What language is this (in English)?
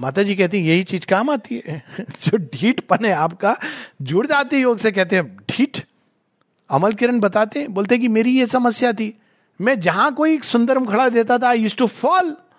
Hindi